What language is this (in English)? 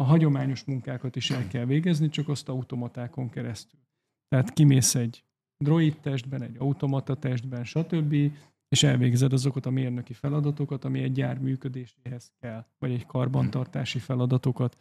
Hungarian